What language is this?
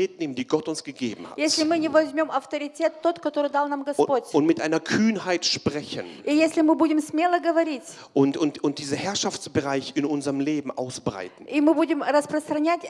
German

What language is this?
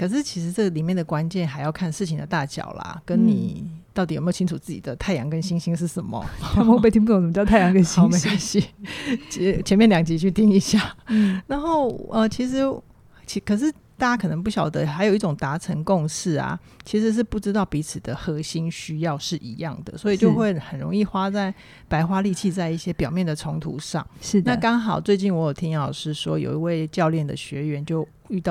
Chinese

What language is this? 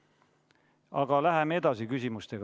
Estonian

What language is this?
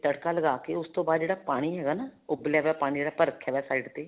Punjabi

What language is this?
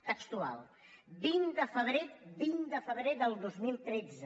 Catalan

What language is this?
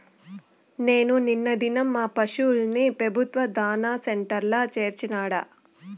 Telugu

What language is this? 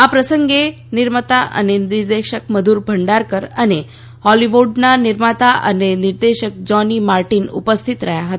Gujarati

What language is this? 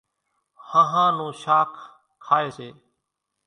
Kachi Koli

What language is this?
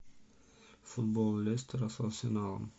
Russian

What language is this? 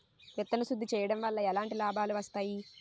Telugu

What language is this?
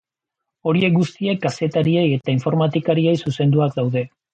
Basque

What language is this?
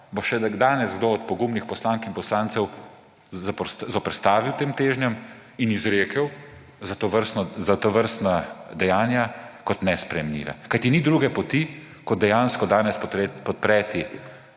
Slovenian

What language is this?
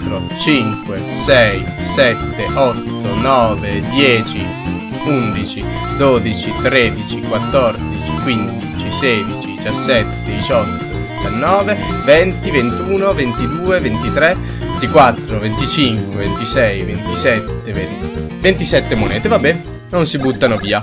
Italian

